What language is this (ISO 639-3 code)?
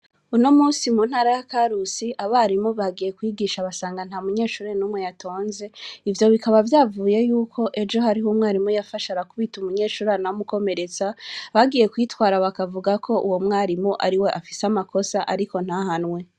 run